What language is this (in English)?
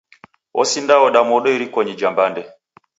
Taita